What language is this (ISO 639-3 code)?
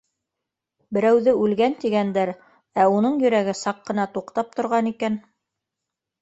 bak